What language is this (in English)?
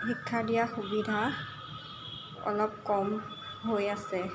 Assamese